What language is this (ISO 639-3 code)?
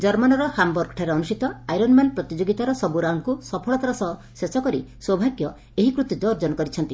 ori